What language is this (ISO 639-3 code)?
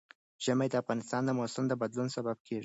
pus